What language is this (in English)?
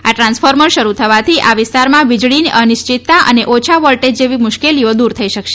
Gujarati